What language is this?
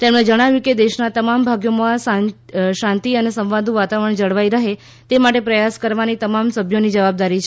Gujarati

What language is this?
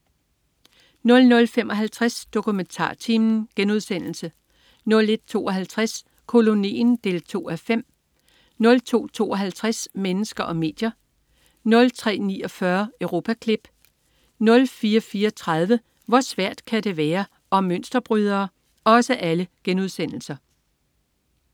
Danish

